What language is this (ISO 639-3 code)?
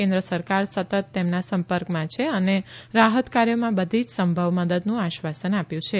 guj